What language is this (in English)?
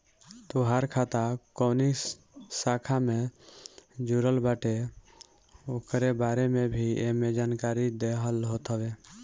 Bhojpuri